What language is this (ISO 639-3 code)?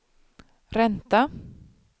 swe